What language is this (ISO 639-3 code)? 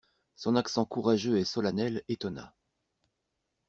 fra